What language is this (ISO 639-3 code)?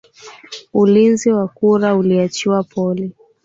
swa